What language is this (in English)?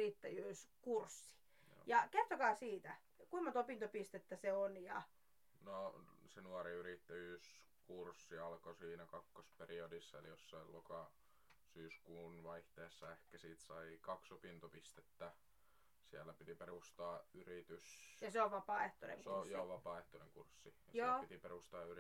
Finnish